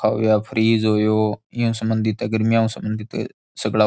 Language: Rajasthani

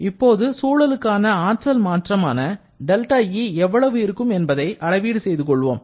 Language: Tamil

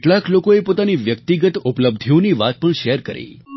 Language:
Gujarati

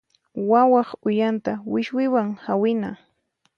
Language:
Puno Quechua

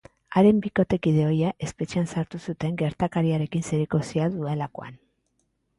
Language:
Basque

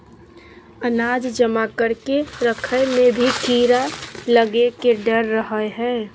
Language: Magahi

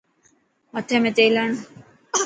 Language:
Dhatki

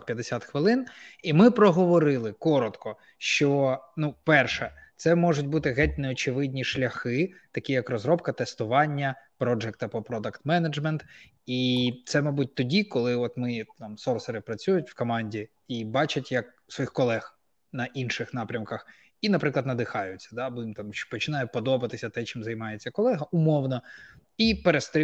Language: Ukrainian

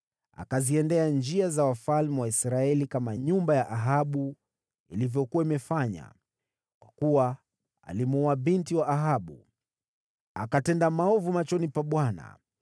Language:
Swahili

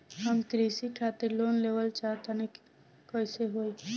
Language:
Bhojpuri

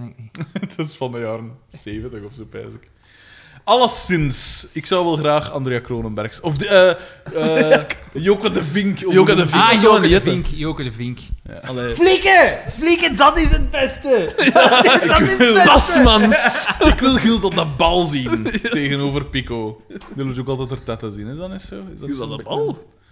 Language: Dutch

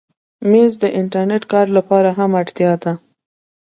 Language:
Pashto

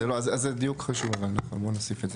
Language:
Hebrew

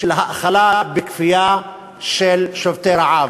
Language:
Hebrew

